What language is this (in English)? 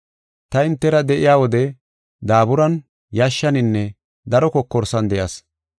Gofa